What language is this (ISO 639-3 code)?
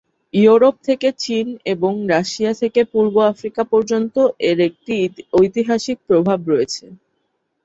ben